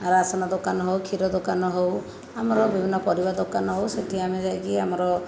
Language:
Odia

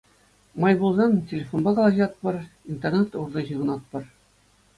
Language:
Chuvash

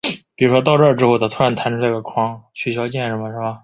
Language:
Chinese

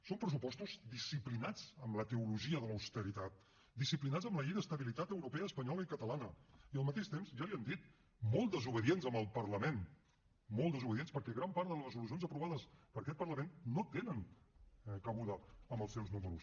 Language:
Catalan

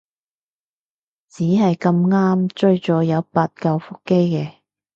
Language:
Cantonese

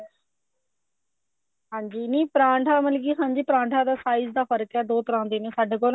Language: Punjabi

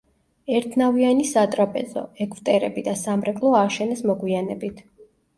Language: Georgian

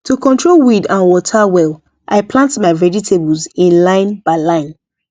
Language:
Nigerian Pidgin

